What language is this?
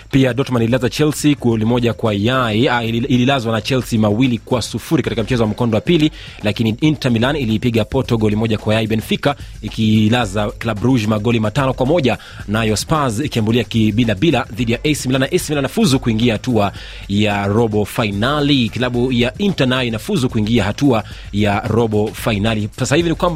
Swahili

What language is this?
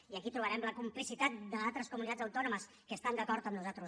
Catalan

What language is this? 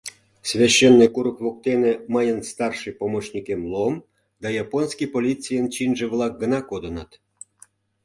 Mari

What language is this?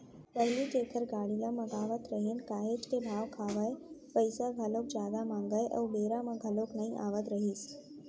Chhattisgarhi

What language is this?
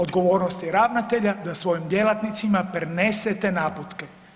Croatian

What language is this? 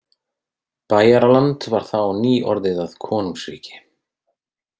Icelandic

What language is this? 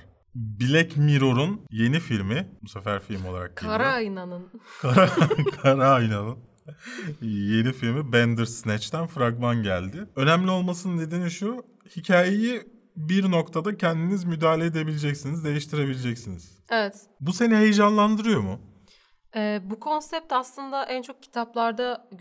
Turkish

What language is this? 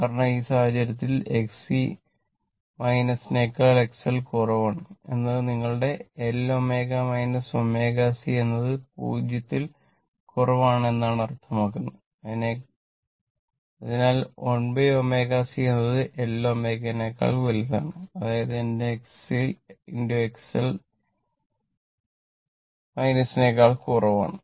Malayalam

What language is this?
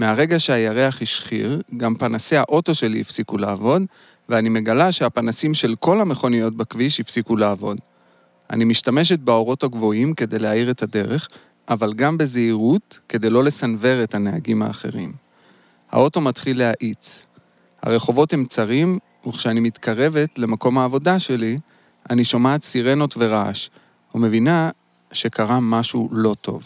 Hebrew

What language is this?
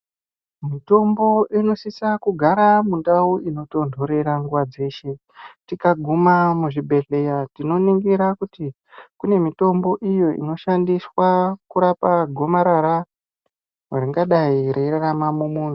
Ndau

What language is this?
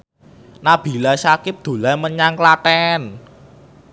Javanese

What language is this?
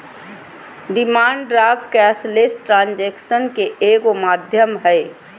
Magahi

